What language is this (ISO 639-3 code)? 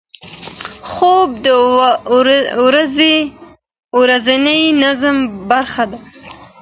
pus